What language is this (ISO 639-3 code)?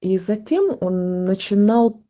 rus